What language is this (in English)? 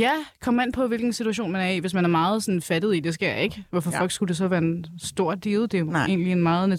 Danish